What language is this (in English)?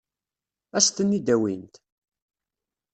Kabyle